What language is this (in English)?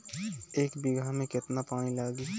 Bhojpuri